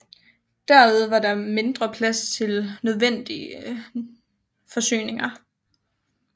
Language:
Danish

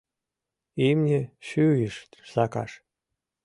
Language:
Mari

